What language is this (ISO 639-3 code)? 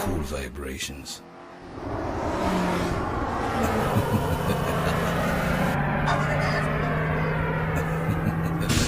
jpn